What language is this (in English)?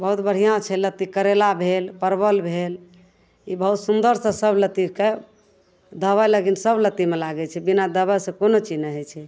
Maithili